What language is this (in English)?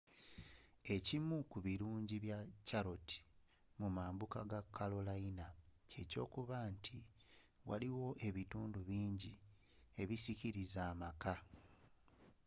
Ganda